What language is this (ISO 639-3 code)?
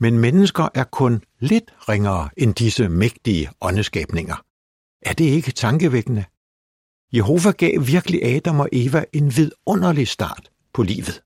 dan